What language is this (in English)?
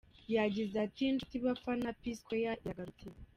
Kinyarwanda